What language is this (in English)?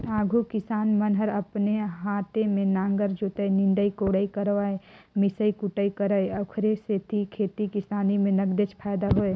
Chhattisgarhi